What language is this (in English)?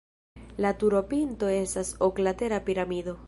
Esperanto